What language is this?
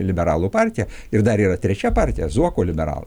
Lithuanian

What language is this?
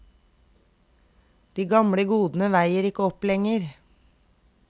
Norwegian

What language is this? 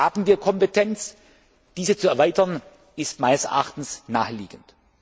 German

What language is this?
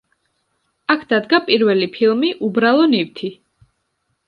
Georgian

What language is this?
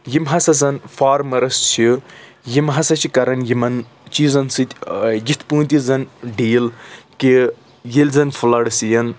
Kashmiri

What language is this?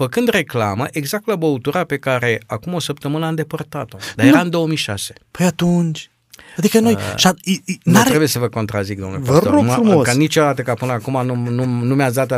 Romanian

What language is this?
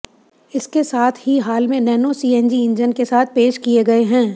Hindi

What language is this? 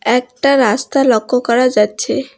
Bangla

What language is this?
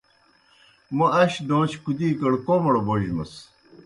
Kohistani Shina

